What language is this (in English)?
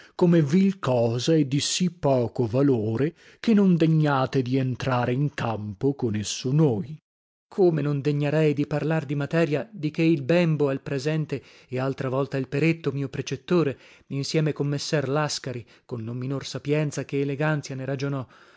Italian